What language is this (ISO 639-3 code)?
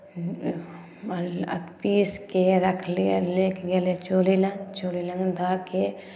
mai